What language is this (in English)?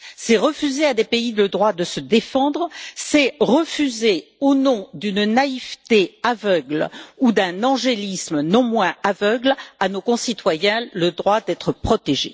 French